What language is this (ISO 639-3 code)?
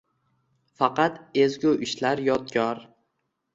uzb